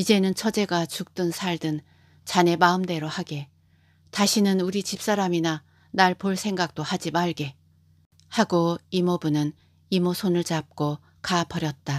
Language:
Korean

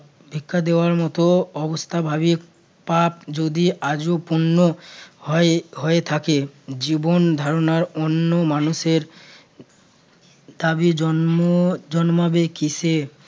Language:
Bangla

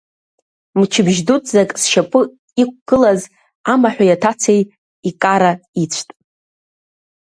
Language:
Abkhazian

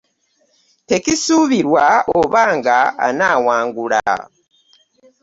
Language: Ganda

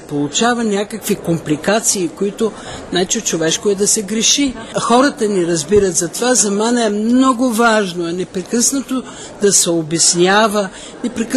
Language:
Bulgarian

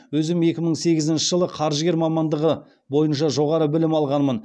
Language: Kazakh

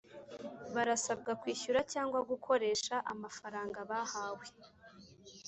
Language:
Kinyarwanda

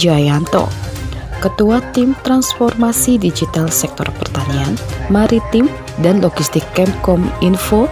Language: Indonesian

